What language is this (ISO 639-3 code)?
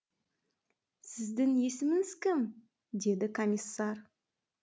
kaz